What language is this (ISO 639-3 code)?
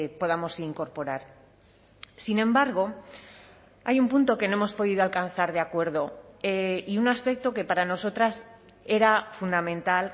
spa